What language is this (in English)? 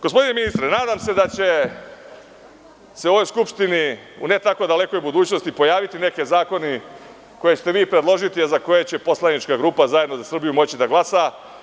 Serbian